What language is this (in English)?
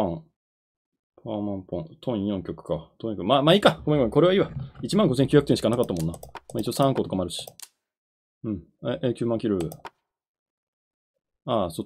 Japanese